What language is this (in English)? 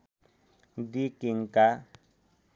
Nepali